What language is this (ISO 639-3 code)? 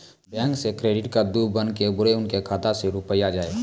mai